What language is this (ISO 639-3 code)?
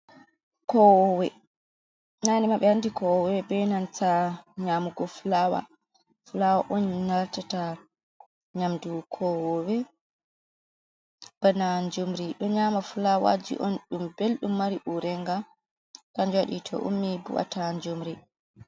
ful